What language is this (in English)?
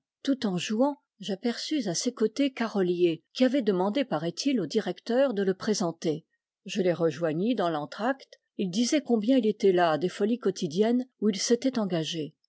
French